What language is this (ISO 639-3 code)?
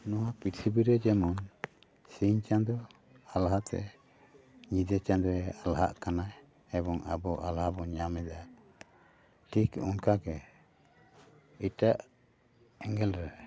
sat